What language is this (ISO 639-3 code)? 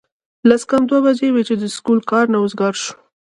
pus